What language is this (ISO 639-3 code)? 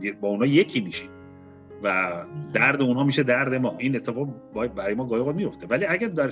fas